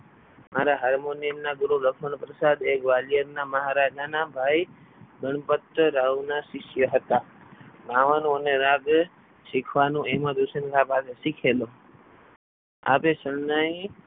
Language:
Gujarati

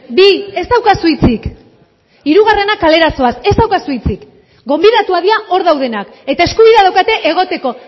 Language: Basque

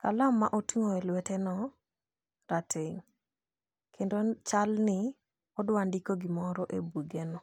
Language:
Luo (Kenya and Tanzania)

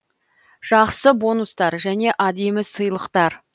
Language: Kazakh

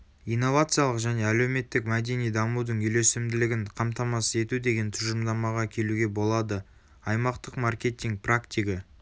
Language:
Kazakh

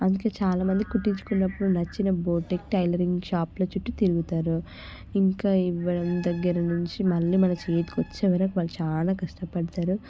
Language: Telugu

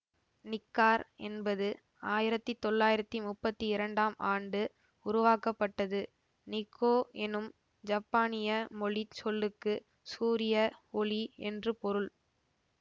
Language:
Tamil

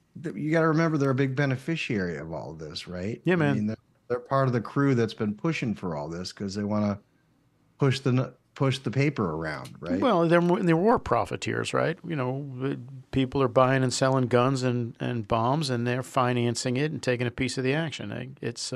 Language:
English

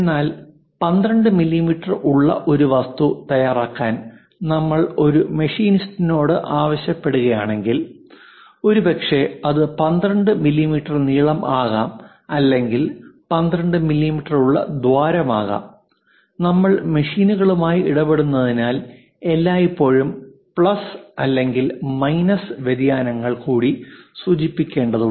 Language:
Malayalam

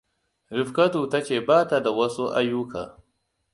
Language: Hausa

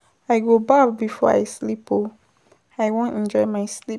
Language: Nigerian Pidgin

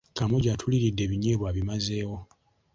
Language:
Ganda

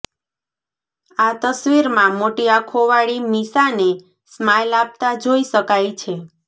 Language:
Gujarati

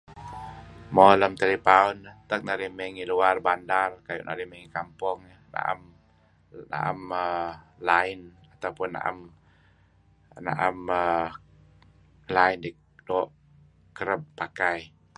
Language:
Kelabit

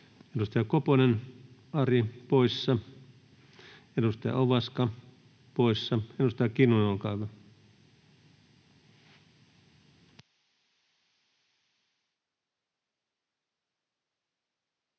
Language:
Finnish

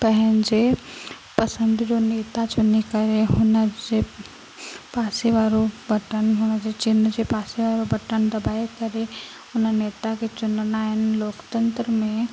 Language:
Sindhi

